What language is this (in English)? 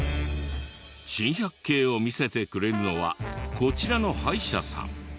Japanese